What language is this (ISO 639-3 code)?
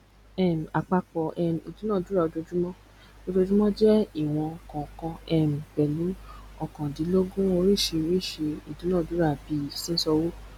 yor